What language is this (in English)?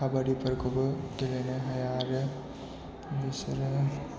Bodo